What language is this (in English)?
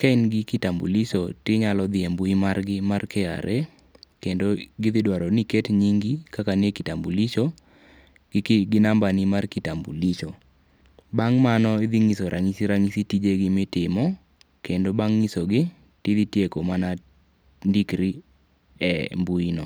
Luo (Kenya and Tanzania)